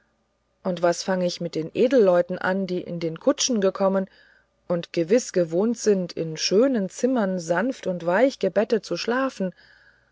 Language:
German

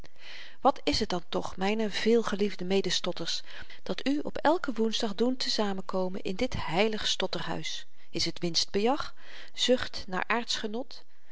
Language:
Dutch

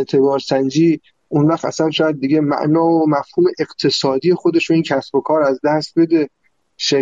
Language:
Persian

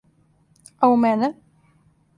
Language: Serbian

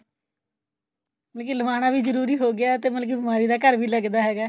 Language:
Punjabi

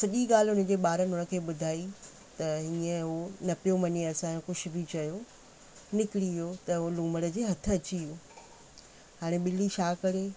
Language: Sindhi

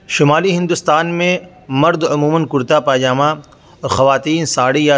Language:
Urdu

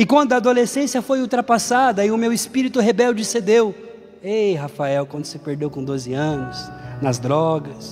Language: Portuguese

